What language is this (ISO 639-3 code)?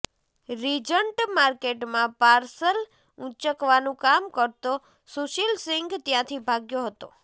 guj